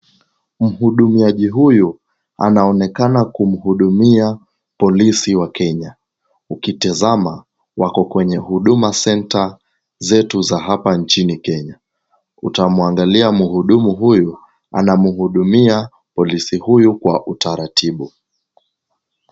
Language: Swahili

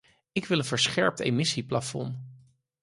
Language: Dutch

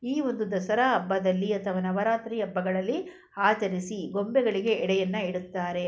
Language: Kannada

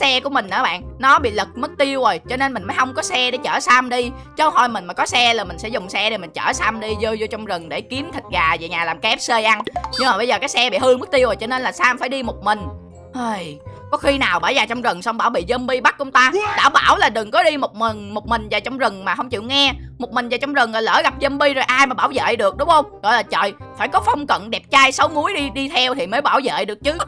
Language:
Vietnamese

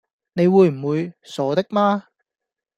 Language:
Cantonese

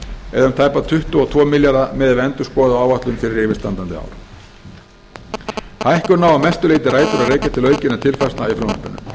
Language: Icelandic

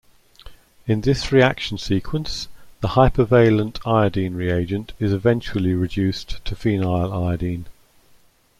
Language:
English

